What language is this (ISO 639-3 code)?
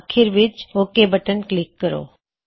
pan